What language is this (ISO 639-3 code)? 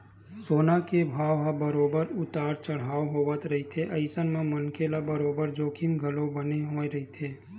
hne